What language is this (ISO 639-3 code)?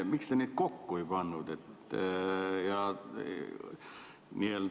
est